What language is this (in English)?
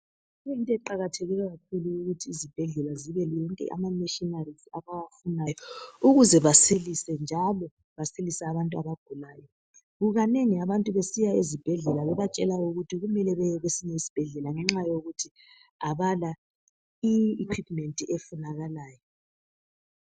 North Ndebele